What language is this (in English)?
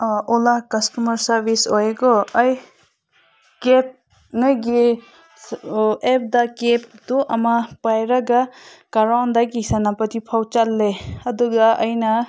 Manipuri